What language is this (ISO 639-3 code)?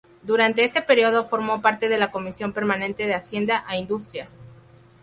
spa